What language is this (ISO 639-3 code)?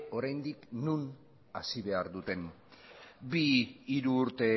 eus